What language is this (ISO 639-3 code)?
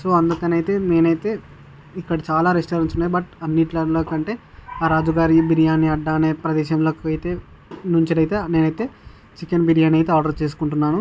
tel